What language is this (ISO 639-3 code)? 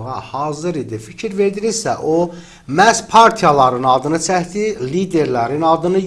tur